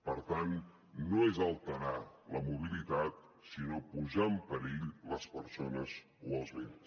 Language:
Catalan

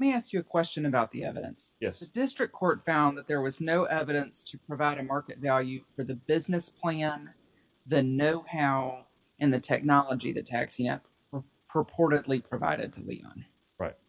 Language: English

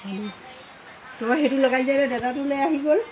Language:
Assamese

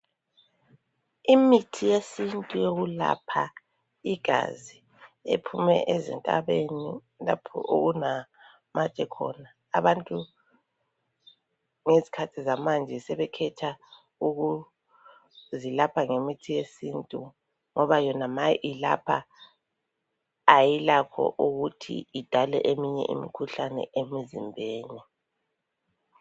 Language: North Ndebele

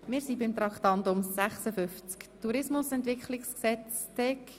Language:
Swiss German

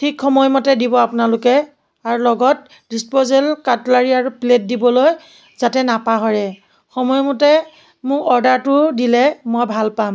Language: Assamese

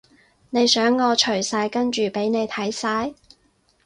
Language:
Cantonese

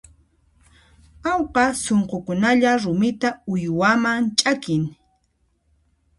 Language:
Puno Quechua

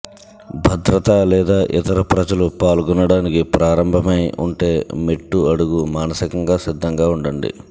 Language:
Telugu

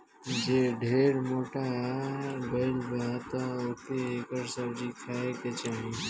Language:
Bhojpuri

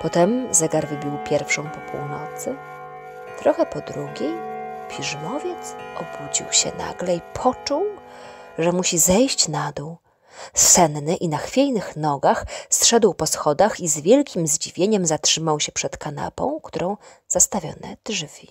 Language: Polish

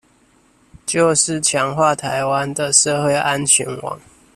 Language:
Chinese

